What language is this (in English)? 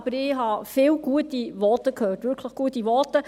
Swiss German